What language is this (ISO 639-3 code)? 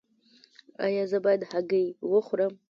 pus